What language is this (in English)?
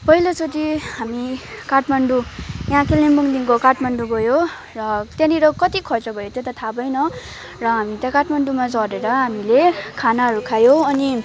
Nepali